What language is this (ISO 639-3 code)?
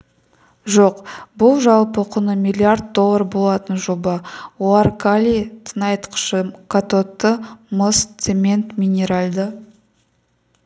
kaz